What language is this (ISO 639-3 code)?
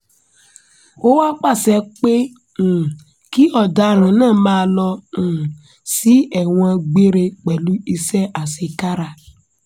yor